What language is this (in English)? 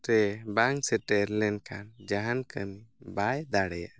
Santali